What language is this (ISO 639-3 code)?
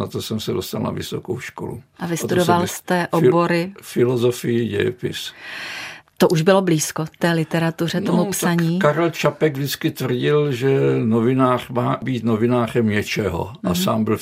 ces